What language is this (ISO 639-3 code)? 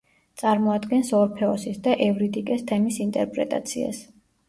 kat